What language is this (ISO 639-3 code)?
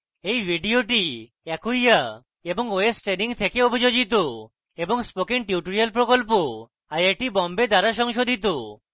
ben